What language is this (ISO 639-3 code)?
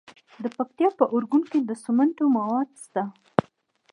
pus